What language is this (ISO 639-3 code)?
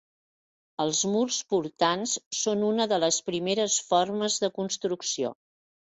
cat